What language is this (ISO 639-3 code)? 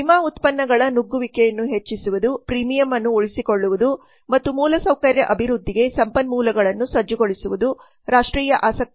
kan